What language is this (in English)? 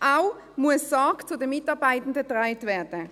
Swiss German